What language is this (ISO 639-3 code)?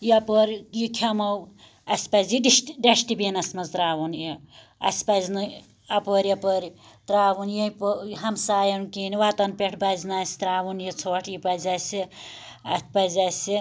kas